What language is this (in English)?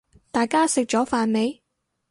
Cantonese